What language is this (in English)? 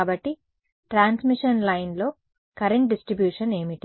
Telugu